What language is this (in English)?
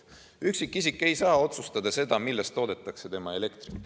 Estonian